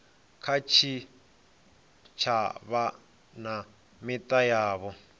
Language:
Venda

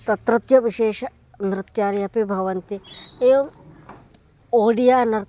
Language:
Sanskrit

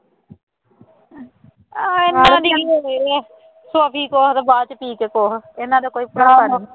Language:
Punjabi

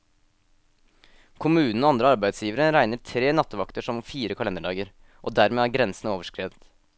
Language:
Norwegian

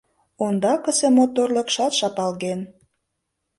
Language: Mari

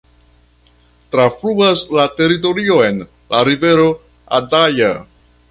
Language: Esperanto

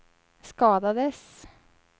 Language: Swedish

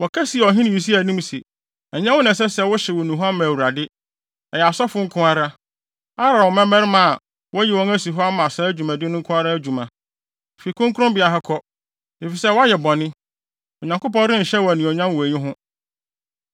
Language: Akan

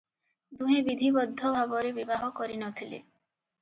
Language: Odia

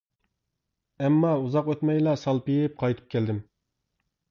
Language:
Uyghur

